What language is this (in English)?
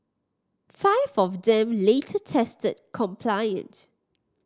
English